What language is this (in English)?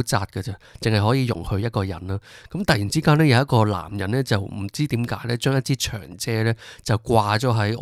Chinese